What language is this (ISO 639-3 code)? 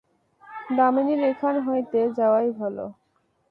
ben